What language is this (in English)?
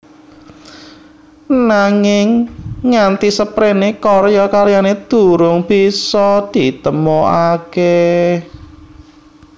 Javanese